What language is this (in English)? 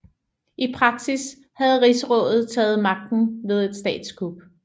Danish